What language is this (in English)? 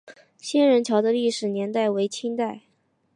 Chinese